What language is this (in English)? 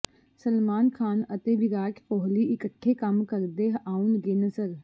Punjabi